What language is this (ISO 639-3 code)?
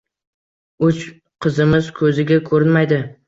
uzb